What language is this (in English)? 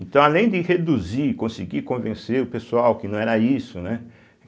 Portuguese